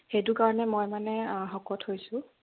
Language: Assamese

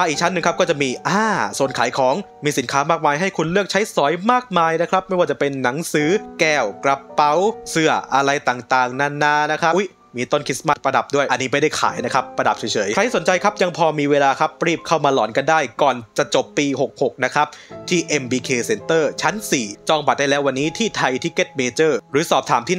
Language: Thai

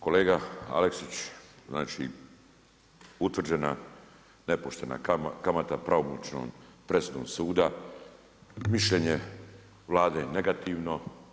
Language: Croatian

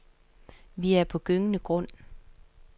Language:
Danish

